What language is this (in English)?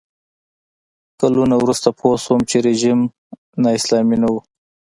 Pashto